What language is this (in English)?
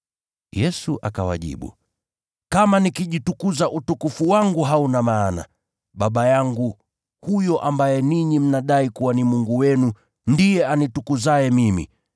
Swahili